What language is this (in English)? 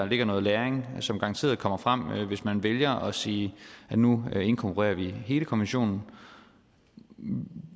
Danish